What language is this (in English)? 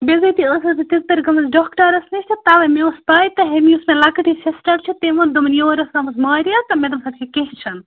Kashmiri